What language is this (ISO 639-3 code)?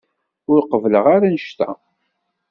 kab